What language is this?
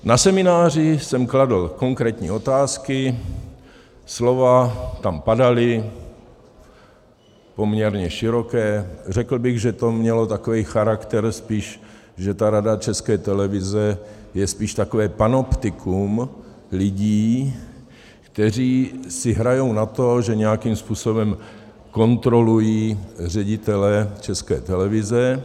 Czech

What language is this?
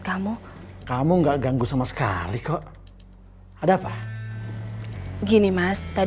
Indonesian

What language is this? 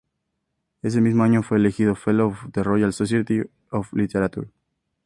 Spanish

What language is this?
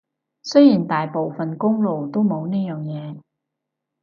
Cantonese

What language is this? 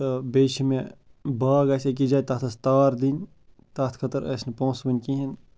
Kashmiri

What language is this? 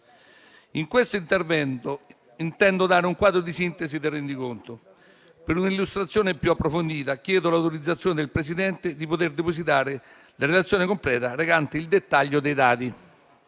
Italian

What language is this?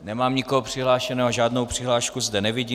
Czech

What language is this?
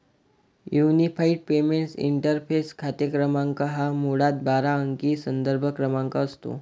Marathi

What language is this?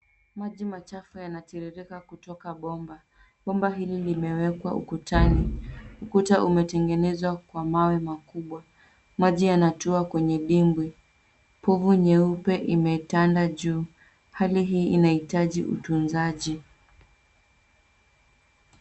Swahili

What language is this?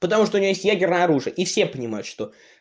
Russian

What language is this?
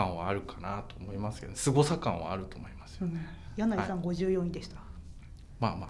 Japanese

